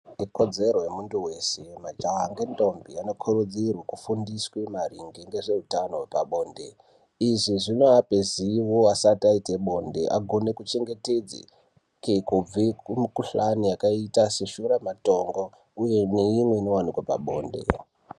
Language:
Ndau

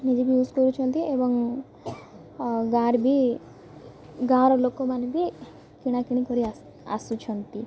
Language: Odia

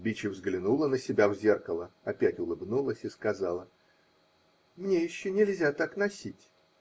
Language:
Russian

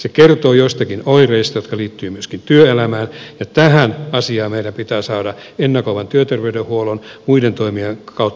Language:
Finnish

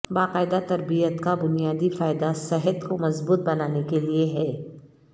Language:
Urdu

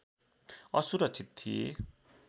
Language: Nepali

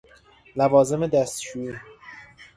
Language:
Persian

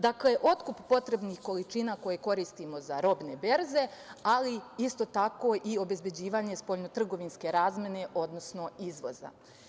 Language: Serbian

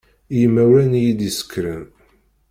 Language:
Kabyle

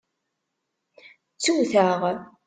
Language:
Kabyle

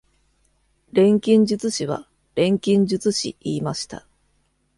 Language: Japanese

